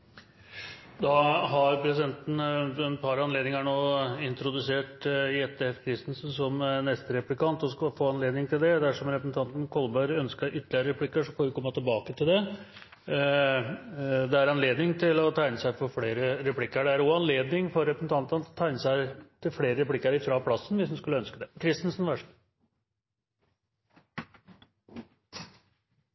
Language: Norwegian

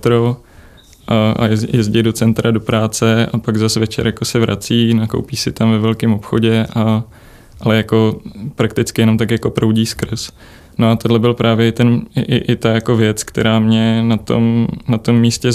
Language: Czech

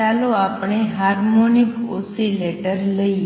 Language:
Gujarati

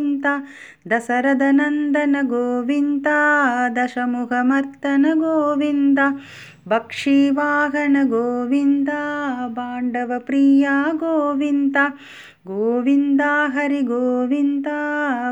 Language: Tamil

